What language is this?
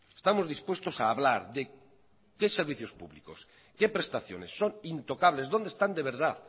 Spanish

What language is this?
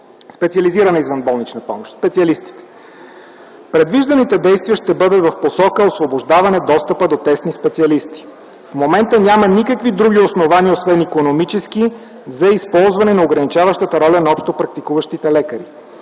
Bulgarian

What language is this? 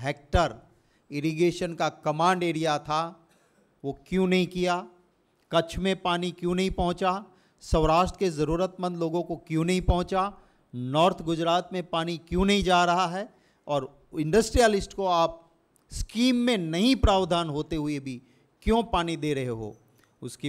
Hindi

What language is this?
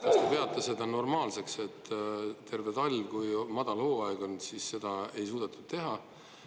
Estonian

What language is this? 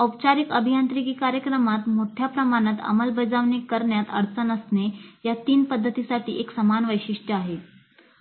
Marathi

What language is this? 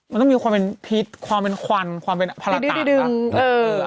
Thai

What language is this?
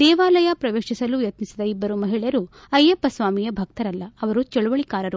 Kannada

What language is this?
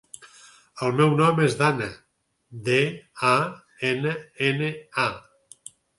Catalan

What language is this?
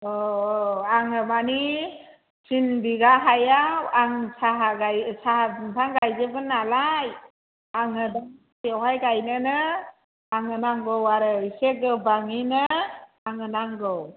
Bodo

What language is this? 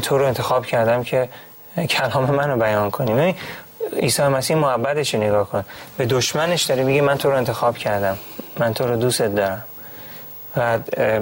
Persian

